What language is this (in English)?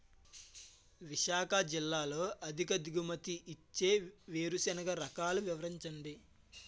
Telugu